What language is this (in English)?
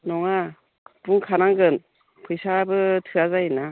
Bodo